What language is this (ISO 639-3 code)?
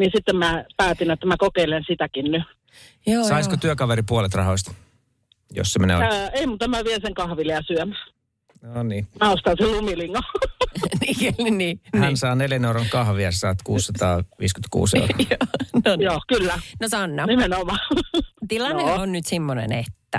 fin